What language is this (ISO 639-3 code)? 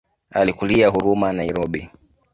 swa